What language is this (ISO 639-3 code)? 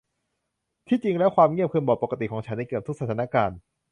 tha